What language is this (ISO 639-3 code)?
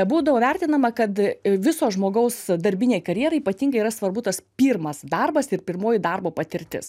lit